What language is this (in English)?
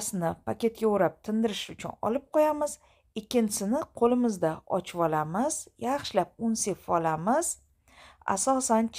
Turkish